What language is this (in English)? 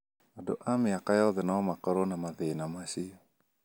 Kikuyu